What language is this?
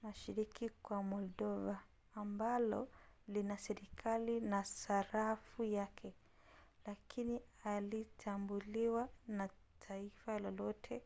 Swahili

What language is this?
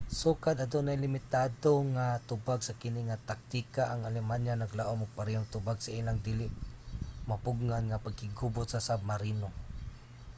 Cebuano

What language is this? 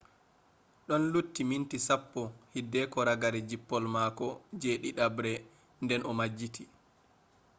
Fula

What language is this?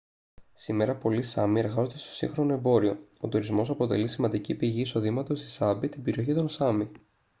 Greek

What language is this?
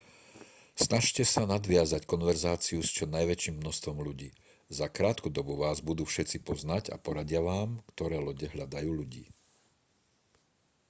Slovak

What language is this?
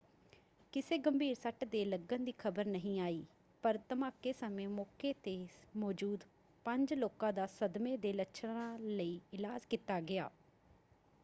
Punjabi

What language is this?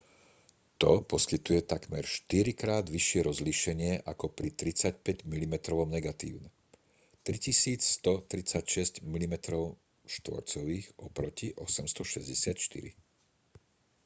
Slovak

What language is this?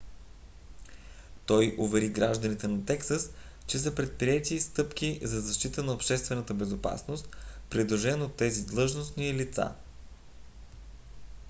Bulgarian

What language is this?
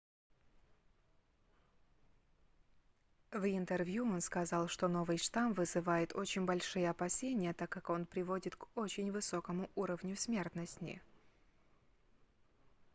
Russian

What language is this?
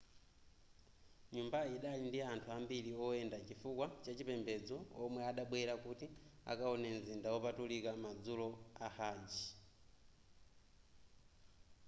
Nyanja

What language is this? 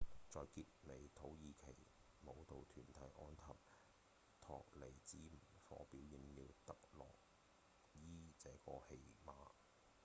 Cantonese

